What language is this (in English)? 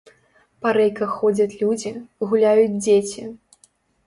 Belarusian